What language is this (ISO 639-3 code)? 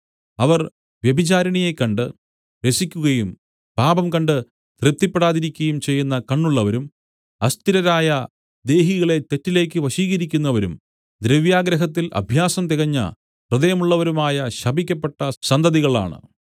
mal